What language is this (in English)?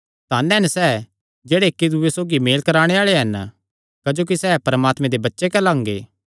Kangri